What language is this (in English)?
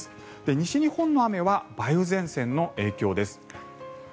Japanese